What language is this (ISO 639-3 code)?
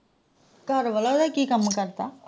pan